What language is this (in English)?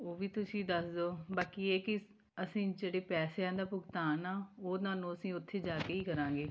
Punjabi